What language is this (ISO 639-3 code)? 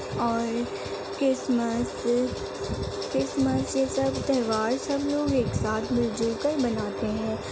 urd